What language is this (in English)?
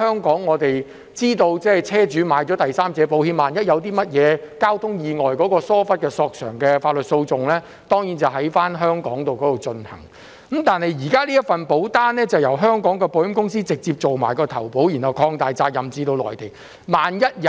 Cantonese